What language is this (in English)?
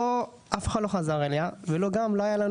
Hebrew